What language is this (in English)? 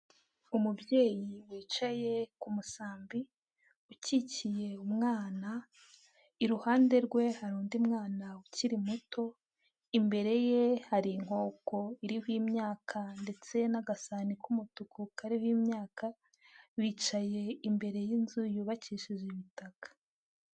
Kinyarwanda